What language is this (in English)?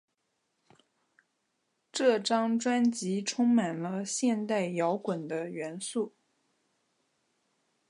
Chinese